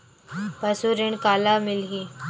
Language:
Chhattisgarhi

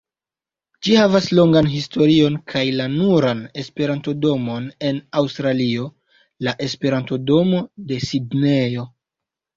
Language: Esperanto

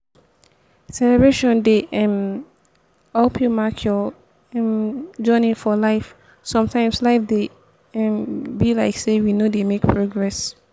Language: Nigerian Pidgin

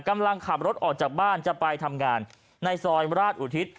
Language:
Thai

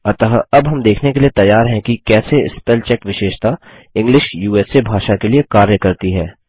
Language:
Hindi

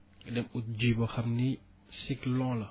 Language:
Wolof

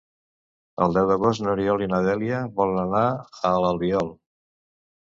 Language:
Catalan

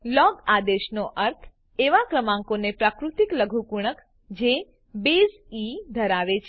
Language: Gujarati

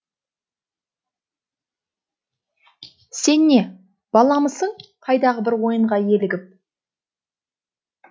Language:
Kazakh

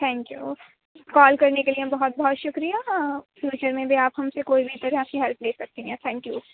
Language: Urdu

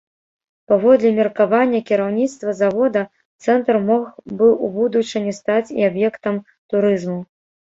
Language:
Belarusian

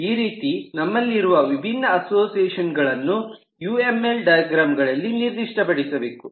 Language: Kannada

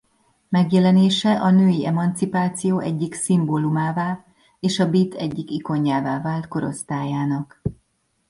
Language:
Hungarian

